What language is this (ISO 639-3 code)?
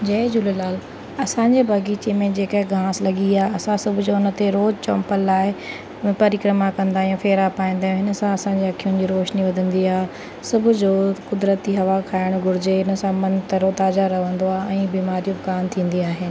snd